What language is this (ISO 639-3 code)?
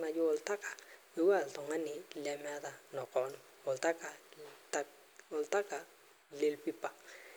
mas